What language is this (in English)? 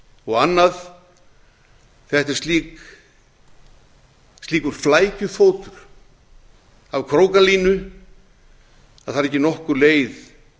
Icelandic